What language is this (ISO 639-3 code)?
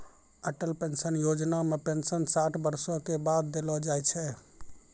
mai